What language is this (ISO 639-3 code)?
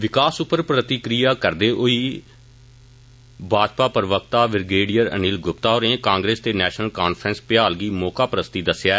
doi